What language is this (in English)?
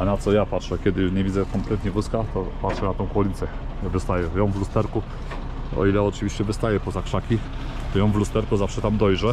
Polish